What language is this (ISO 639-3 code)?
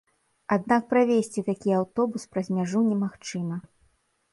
bel